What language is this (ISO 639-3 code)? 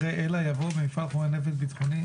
heb